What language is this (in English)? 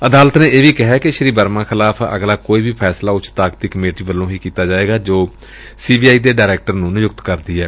Punjabi